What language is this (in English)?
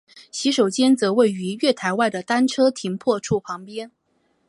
Chinese